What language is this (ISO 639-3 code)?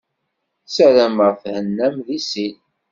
kab